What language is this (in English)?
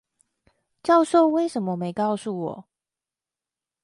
Chinese